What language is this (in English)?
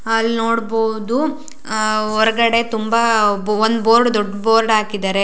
Kannada